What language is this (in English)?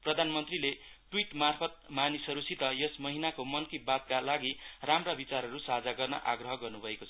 Nepali